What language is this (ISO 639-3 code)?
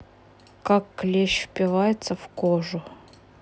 rus